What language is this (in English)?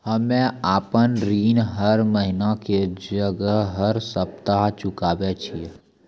Maithili